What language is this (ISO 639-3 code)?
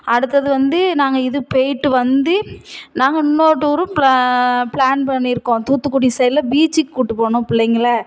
tam